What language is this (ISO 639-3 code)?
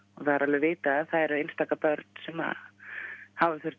isl